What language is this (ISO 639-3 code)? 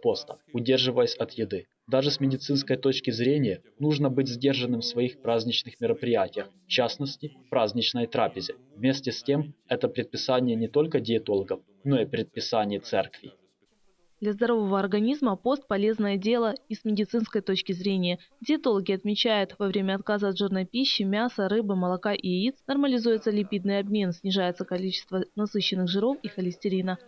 rus